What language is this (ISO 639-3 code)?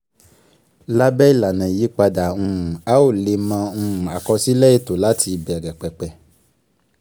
yor